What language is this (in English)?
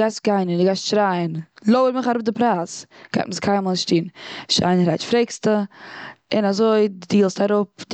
Yiddish